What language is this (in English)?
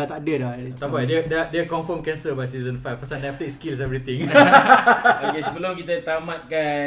Malay